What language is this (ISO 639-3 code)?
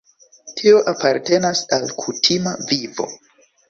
epo